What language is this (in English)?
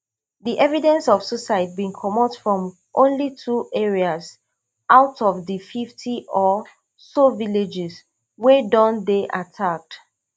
Nigerian Pidgin